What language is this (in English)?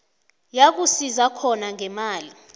South Ndebele